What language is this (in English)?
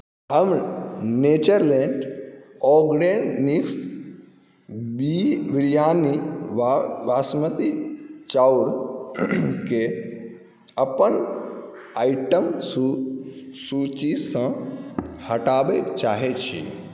Maithili